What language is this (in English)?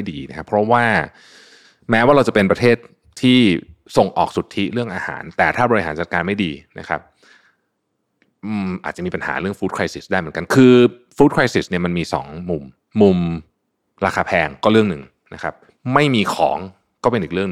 Thai